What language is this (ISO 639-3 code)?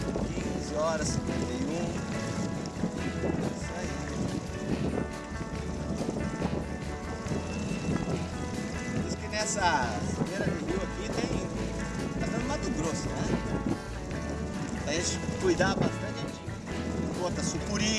por